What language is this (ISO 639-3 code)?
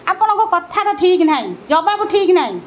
ori